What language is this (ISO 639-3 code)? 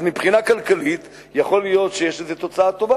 heb